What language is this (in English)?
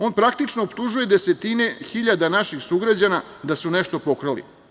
Serbian